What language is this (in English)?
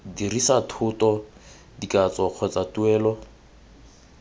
Tswana